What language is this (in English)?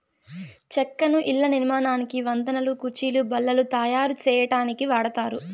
Telugu